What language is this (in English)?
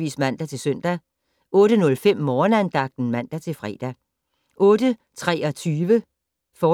Danish